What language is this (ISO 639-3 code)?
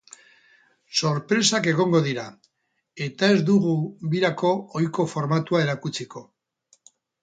eus